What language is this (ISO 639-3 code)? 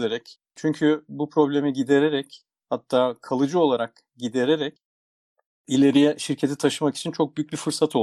tur